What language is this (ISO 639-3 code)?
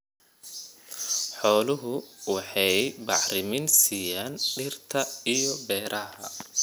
som